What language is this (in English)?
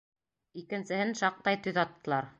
Bashkir